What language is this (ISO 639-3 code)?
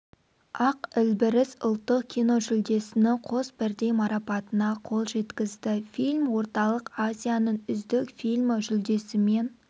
kaz